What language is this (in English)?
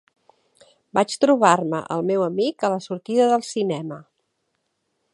Catalan